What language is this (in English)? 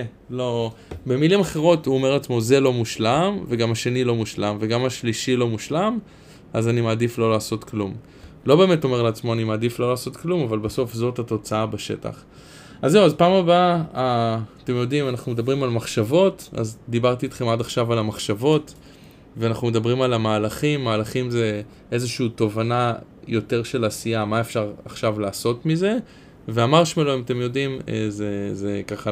Hebrew